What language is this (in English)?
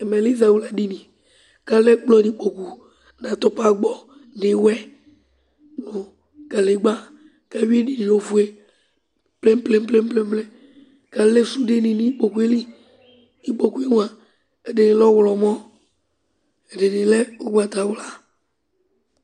Ikposo